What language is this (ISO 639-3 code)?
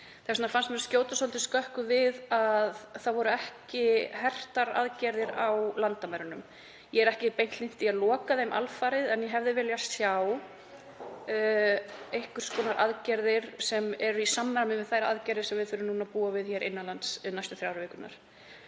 isl